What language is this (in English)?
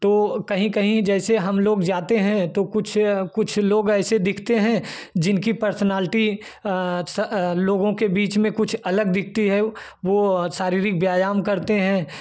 Hindi